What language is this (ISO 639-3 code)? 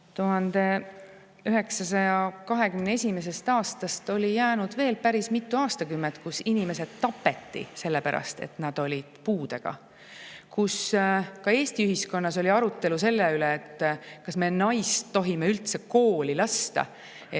est